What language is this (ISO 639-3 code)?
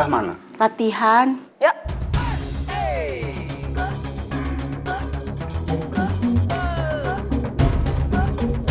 ind